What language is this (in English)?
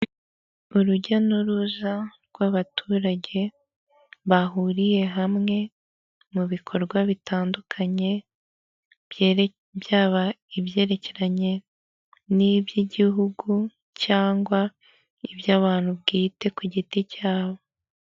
Kinyarwanda